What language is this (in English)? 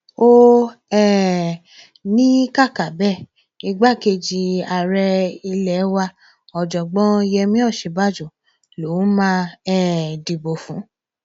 Yoruba